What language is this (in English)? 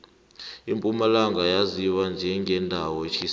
South Ndebele